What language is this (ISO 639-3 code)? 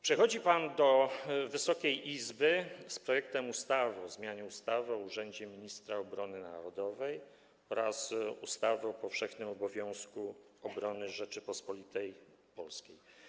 pol